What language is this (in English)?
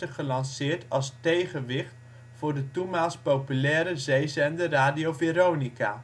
Dutch